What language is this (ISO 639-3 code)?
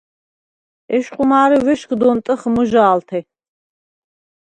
sva